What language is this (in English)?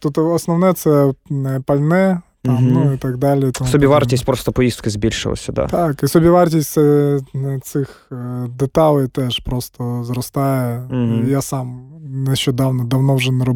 Ukrainian